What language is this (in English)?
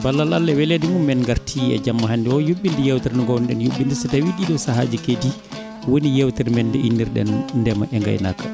Fula